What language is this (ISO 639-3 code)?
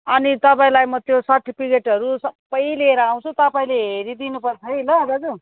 nep